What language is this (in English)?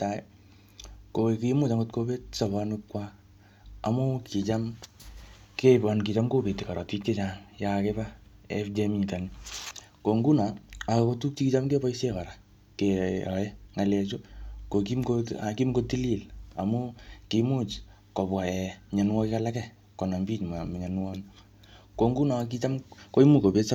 Kalenjin